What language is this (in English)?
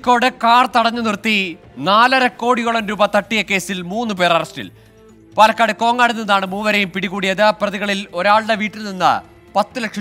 Romanian